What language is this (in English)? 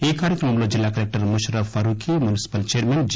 Telugu